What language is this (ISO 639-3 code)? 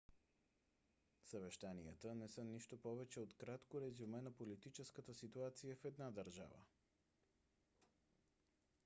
bul